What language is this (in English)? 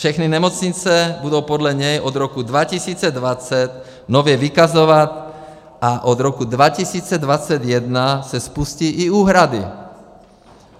Czech